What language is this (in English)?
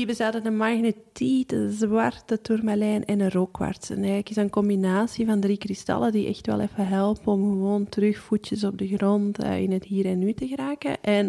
Dutch